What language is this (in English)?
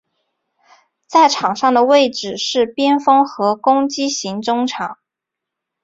Chinese